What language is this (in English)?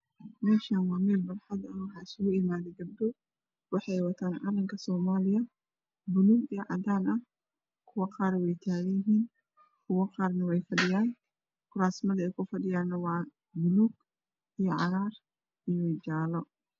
Somali